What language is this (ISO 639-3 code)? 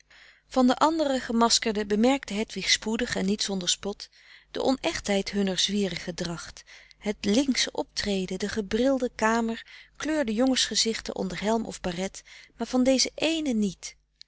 nld